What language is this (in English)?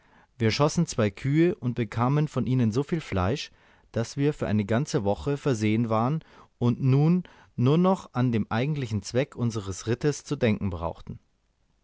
German